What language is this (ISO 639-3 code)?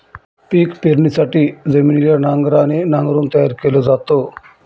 mar